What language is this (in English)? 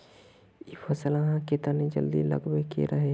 Magahi